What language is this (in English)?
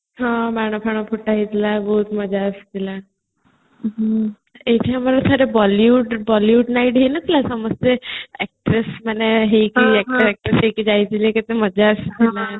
Odia